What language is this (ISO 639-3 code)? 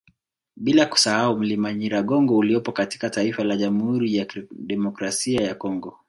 swa